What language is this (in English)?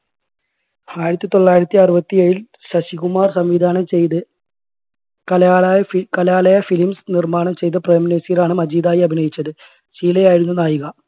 Malayalam